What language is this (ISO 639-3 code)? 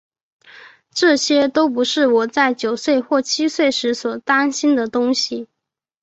zho